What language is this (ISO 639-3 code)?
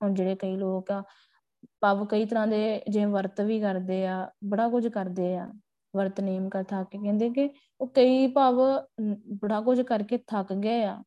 pan